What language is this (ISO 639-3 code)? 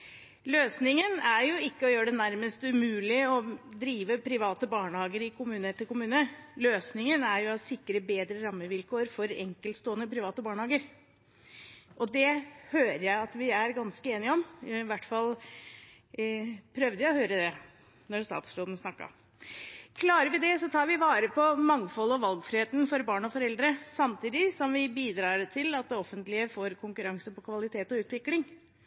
nob